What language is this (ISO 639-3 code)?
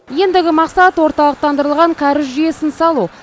kaz